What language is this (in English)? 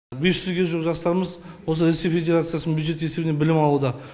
Kazakh